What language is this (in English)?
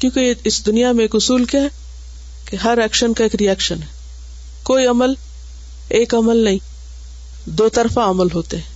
Urdu